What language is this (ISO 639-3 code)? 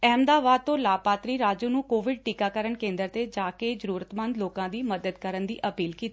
pan